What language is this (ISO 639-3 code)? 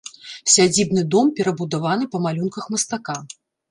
bel